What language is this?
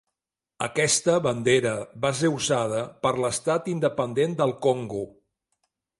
Catalan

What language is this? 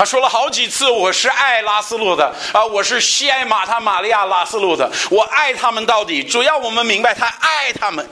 Chinese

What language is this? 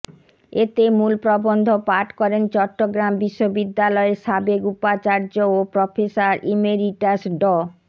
Bangla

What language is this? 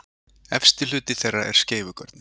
Icelandic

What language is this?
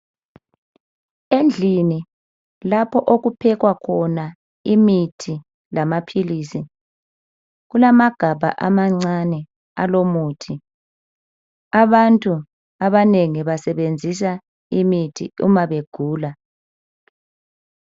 North Ndebele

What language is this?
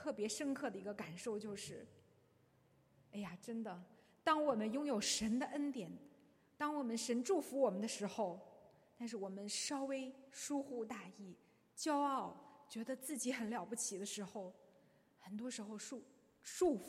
Chinese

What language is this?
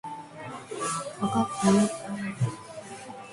Japanese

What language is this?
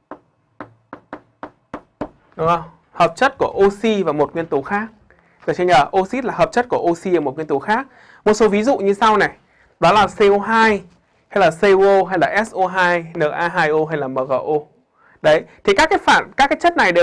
Vietnamese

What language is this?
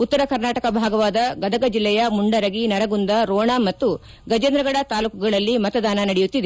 Kannada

